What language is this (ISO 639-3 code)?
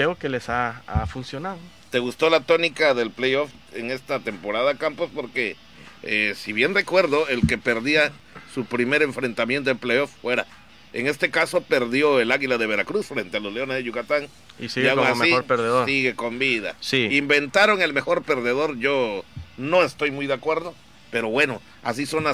spa